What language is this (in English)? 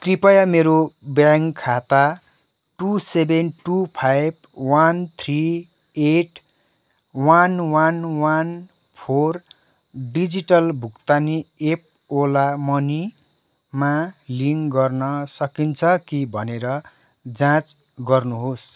Nepali